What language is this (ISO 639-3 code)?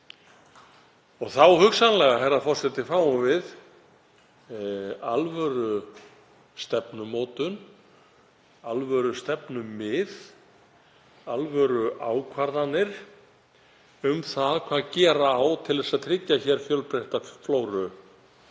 isl